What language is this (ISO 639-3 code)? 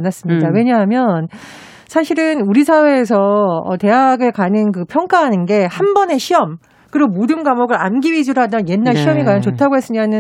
kor